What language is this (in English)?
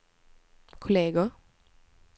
Swedish